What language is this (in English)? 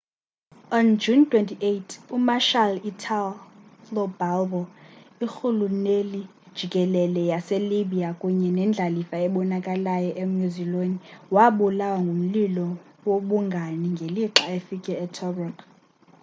Xhosa